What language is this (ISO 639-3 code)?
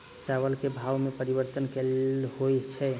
mai